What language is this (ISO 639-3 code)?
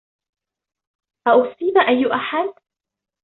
ara